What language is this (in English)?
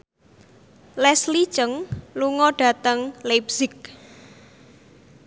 Javanese